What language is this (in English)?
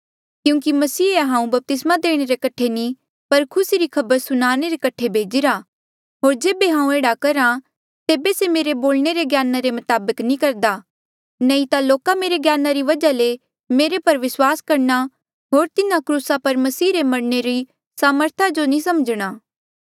Mandeali